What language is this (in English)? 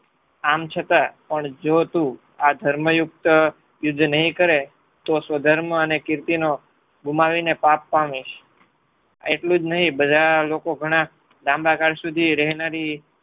Gujarati